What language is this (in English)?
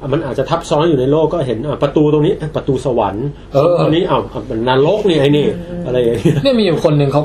Thai